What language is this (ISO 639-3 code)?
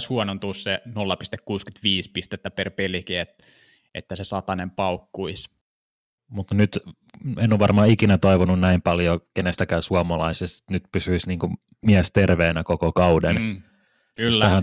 fin